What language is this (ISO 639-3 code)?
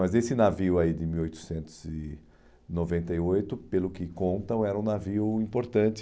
por